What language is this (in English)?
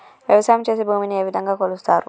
Telugu